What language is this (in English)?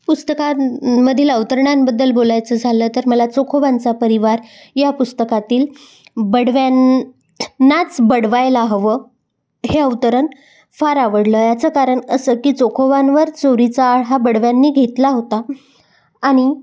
Marathi